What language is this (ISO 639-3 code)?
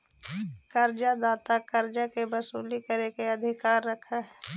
mag